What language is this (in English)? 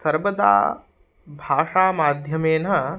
Sanskrit